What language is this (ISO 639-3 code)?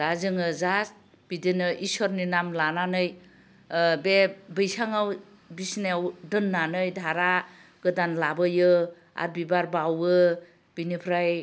brx